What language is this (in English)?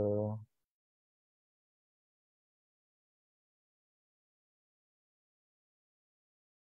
Malay